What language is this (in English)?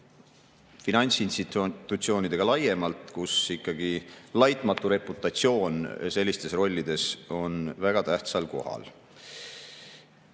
Estonian